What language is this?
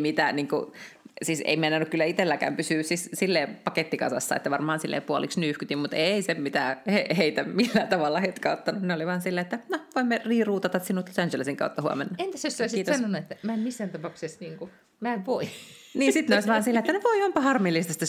Finnish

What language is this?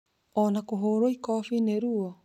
Kikuyu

